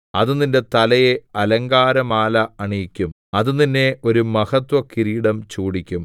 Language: Malayalam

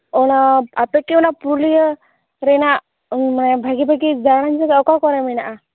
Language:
Santali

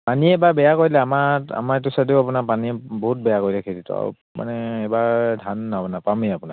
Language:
Assamese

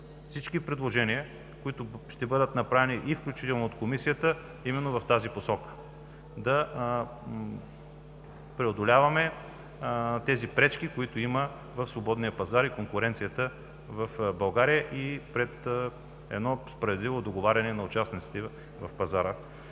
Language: Bulgarian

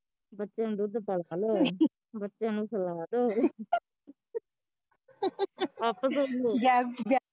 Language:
Punjabi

